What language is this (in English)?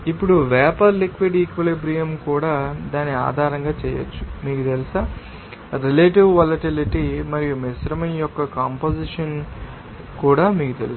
Telugu